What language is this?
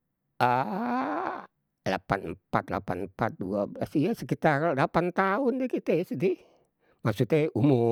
Betawi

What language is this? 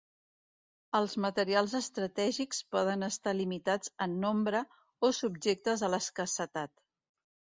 Catalan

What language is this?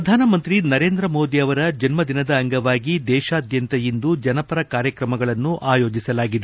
Kannada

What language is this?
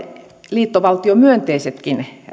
Finnish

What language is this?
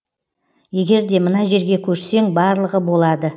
Kazakh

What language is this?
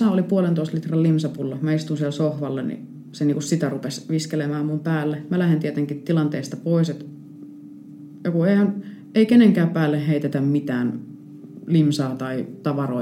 Finnish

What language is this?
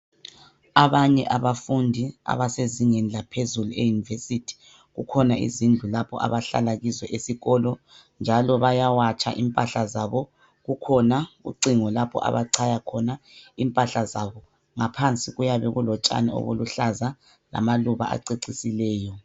North Ndebele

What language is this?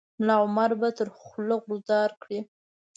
Pashto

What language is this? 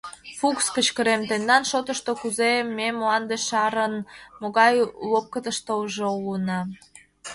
Mari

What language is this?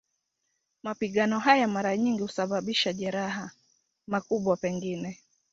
Swahili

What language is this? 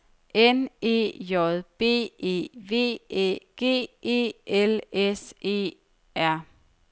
Danish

